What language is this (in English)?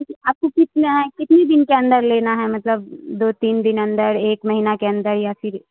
Urdu